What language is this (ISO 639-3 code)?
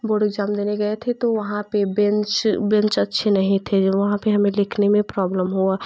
hin